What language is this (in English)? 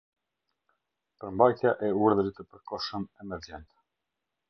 Albanian